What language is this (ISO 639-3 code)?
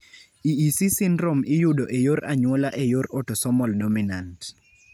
luo